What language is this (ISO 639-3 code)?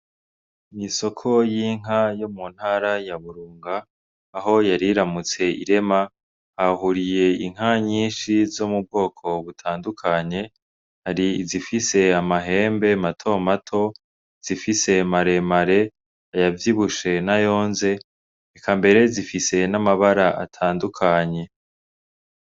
run